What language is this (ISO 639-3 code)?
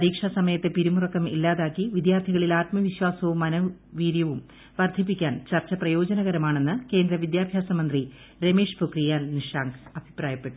mal